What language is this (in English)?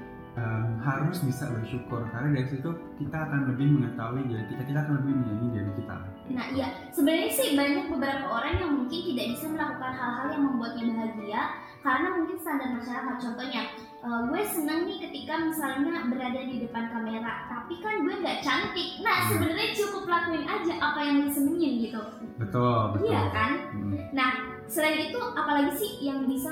Indonesian